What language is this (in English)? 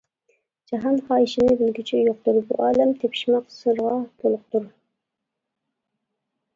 Uyghur